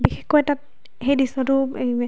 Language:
Assamese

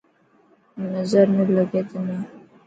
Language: Dhatki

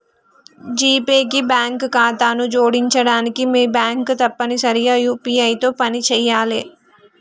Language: Telugu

